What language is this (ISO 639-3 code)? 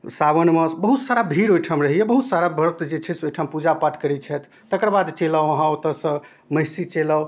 mai